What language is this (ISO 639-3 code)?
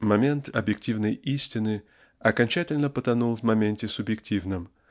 rus